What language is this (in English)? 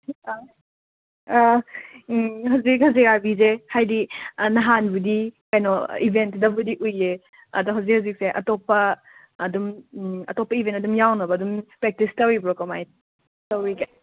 Manipuri